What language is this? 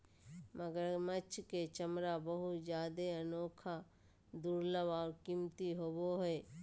Magahi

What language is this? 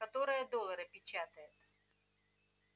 Russian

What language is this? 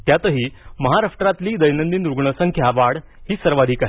Marathi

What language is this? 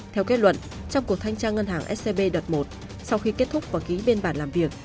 Vietnamese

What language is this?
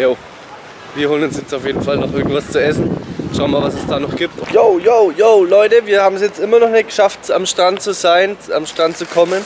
German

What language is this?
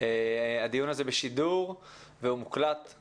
Hebrew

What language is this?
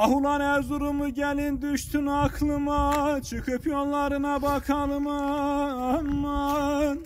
Turkish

